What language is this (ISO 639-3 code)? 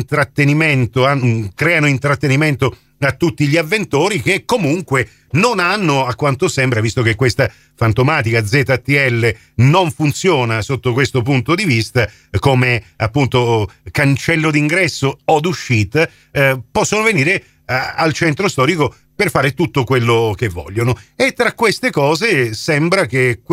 ita